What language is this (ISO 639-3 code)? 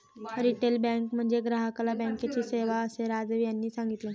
mar